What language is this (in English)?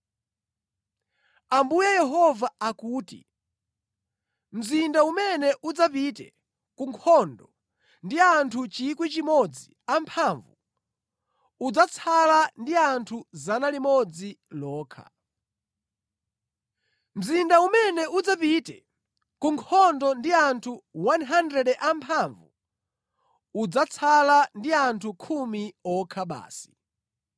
Nyanja